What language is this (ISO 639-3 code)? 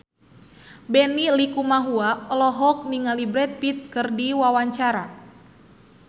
sun